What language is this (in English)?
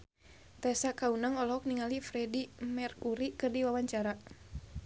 Sundanese